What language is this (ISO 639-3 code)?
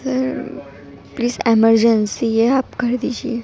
urd